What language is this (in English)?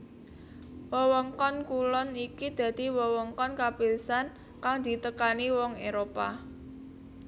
Javanese